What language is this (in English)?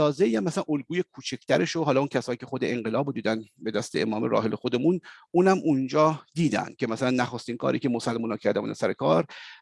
Persian